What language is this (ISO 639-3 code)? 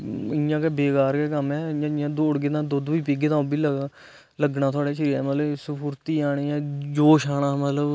doi